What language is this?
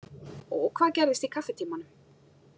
Icelandic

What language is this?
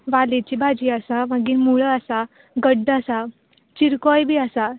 Konkani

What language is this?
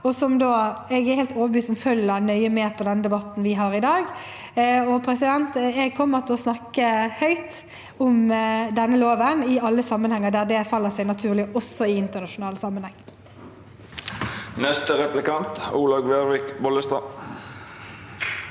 Norwegian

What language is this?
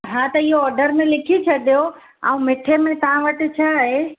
Sindhi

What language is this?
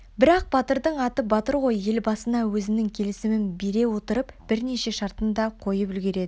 Kazakh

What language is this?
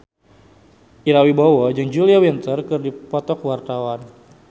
Sundanese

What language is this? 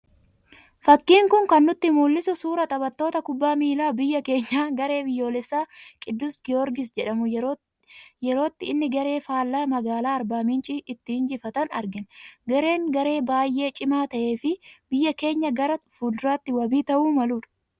Oromo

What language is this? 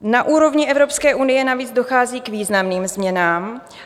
Czech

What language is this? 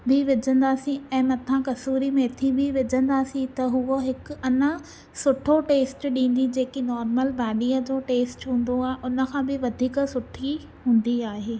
Sindhi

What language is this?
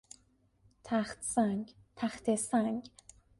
Persian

